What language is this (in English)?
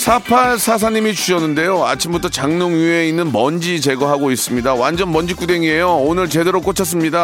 Korean